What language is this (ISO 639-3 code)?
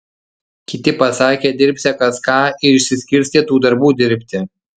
lit